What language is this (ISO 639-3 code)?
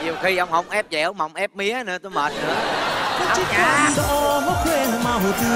vie